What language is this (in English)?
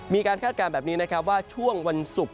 Thai